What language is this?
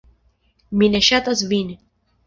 Esperanto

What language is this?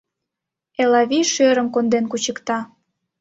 Mari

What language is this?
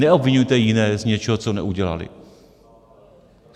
Czech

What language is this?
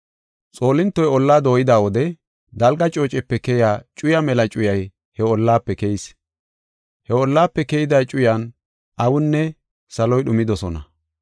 Gofa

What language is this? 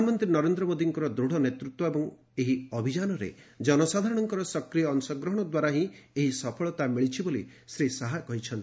Odia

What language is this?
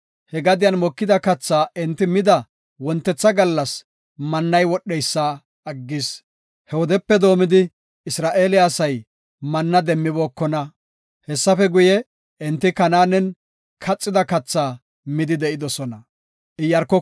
Gofa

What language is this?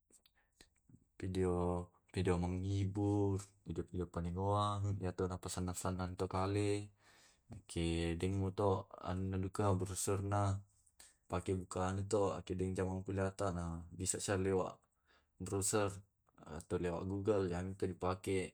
Tae'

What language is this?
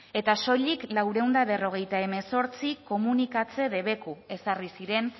Basque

